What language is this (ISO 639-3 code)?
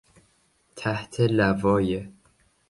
fas